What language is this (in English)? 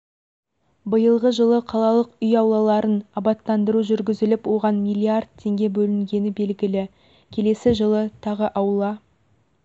Kazakh